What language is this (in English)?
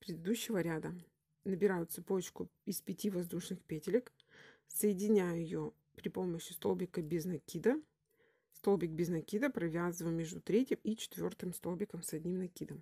Russian